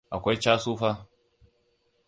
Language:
Hausa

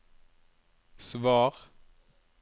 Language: Norwegian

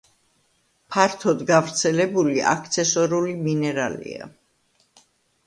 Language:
Georgian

